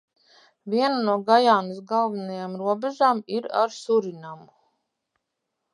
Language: Latvian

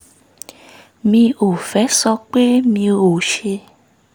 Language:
Yoruba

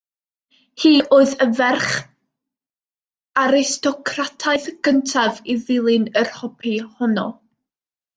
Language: Welsh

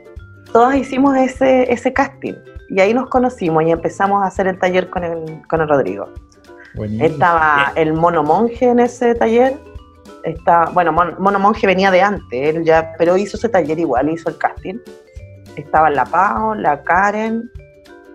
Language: Spanish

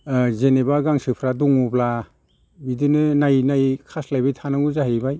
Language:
Bodo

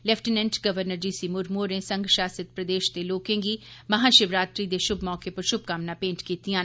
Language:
Dogri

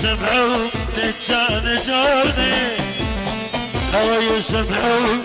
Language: Arabic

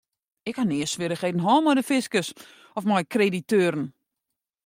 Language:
Western Frisian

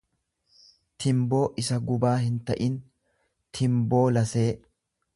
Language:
Oromo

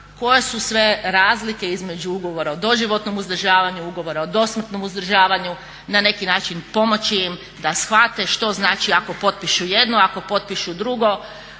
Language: Croatian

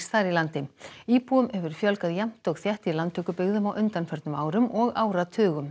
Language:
Icelandic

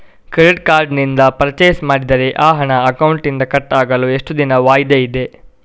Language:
Kannada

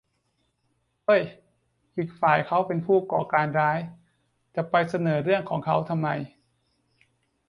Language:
Thai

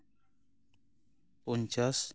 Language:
Santali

